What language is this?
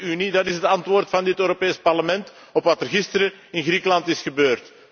Dutch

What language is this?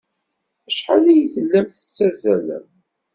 Kabyle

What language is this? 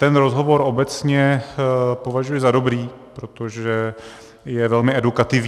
Czech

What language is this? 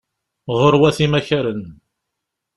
Kabyle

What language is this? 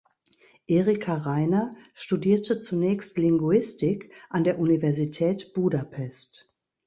German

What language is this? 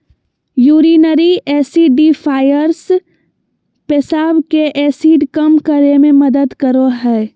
Magahi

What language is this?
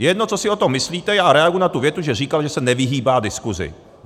Czech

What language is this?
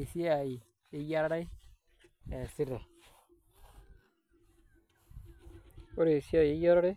Masai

